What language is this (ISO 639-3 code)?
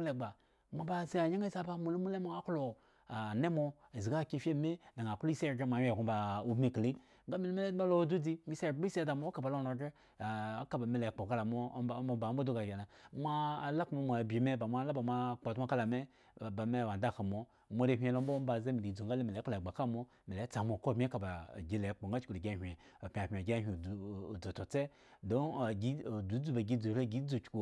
ego